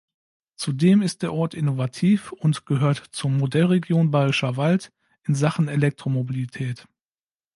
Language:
German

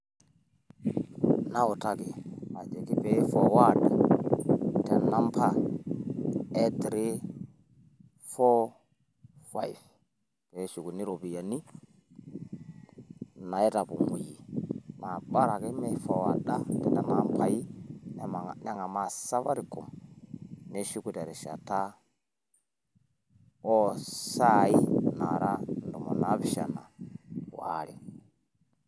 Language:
Masai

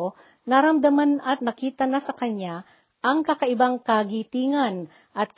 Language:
Filipino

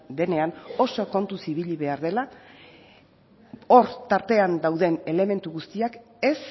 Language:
Basque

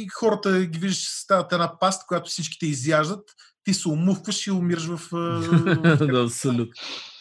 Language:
Bulgarian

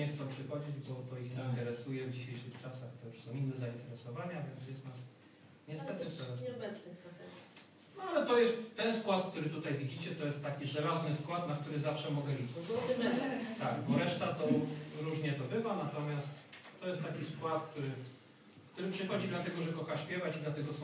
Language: Polish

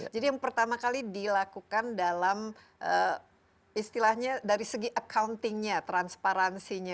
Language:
Indonesian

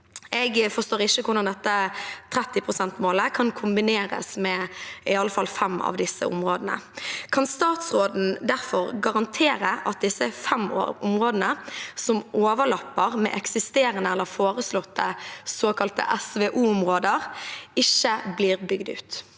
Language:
Norwegian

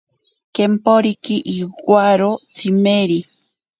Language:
Ashéninka Perené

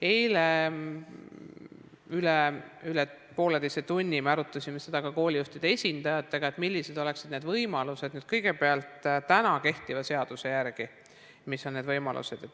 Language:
Estonian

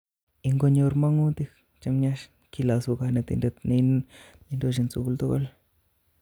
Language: Kalenjin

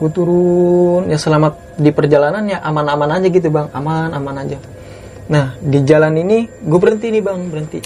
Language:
Indonesian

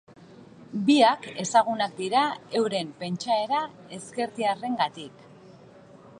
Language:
Basque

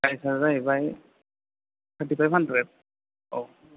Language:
Bodo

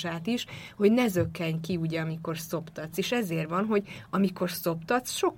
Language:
Hungarian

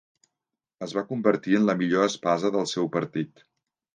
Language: Catalan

